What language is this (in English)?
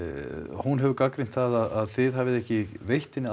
Icelandic